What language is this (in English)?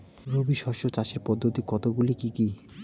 Bangla